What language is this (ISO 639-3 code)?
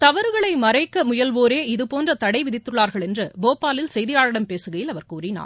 tam